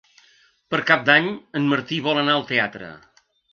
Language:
Catalan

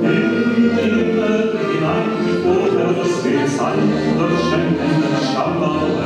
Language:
Russian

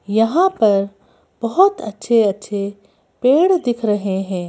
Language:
Hindi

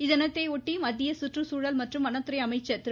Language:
Tamil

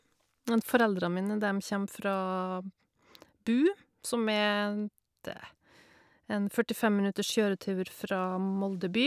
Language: Norwegian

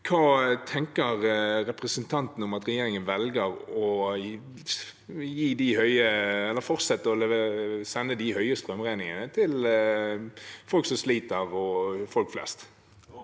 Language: Norwegian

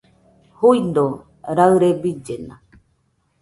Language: Nüpode Huitoto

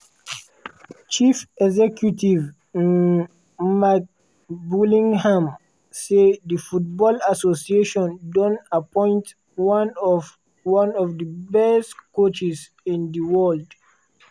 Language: Nigerian Pidgin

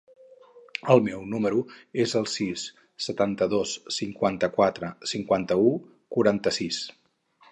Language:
Catalan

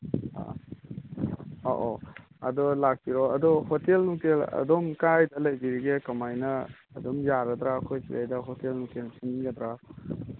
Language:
Manipuri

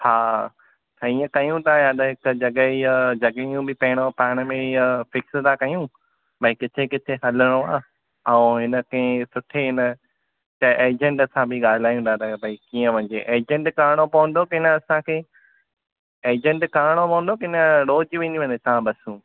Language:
Sindhi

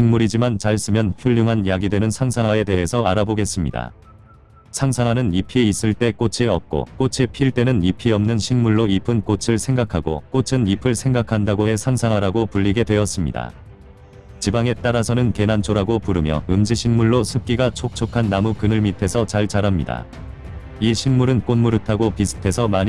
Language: Korean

